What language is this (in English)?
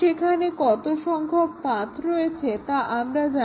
Bangla